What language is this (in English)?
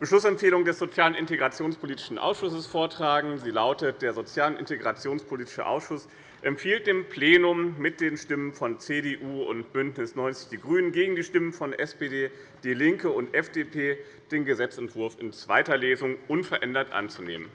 German